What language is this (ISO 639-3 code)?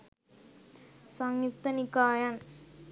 sin